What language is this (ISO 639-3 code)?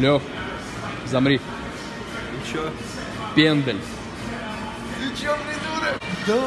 rus